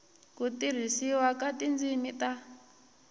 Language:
Tsonga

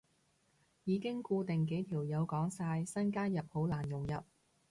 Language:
Cantonese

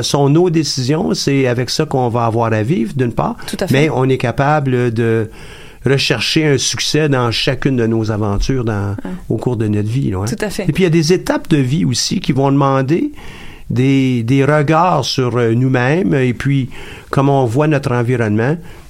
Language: French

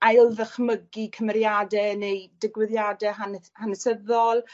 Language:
Welsh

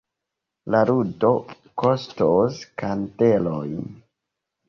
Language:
Esperanto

